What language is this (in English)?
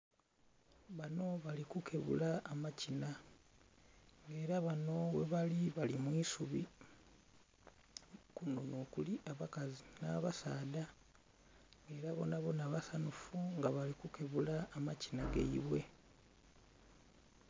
Soga